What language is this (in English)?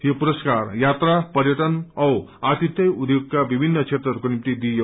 Nepali